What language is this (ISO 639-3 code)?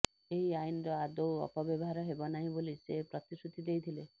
ori